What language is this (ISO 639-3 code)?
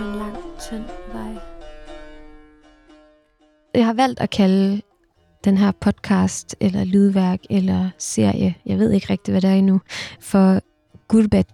dan